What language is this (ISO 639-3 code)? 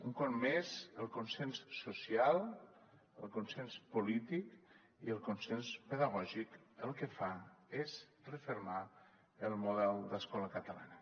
cat